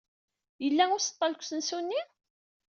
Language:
Kabyle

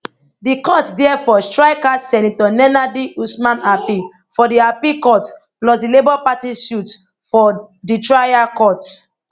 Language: Nigerian Pidgin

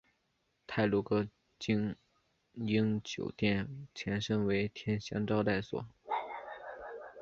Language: Chinese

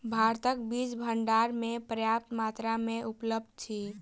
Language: Maithili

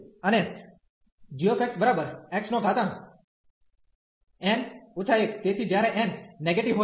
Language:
Gujarati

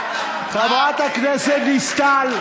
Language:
Hebrew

